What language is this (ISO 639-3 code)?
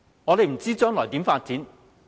yue